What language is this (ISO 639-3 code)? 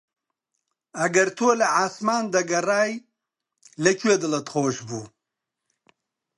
ckb